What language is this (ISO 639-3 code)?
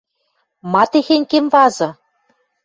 mrj